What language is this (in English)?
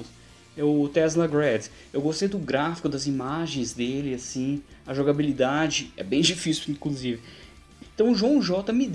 Portuguese